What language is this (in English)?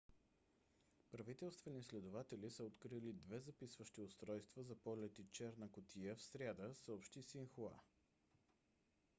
Bulgarian